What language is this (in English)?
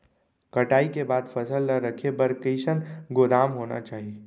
Chhattisgarhi